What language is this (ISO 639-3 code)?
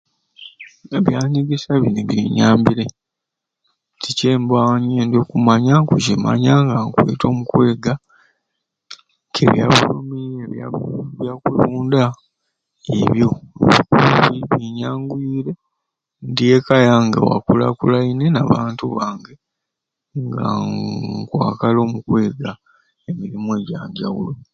ruc